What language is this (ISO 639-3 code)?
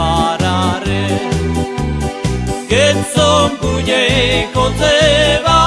slk